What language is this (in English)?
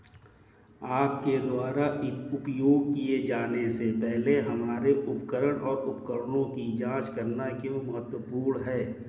Hindi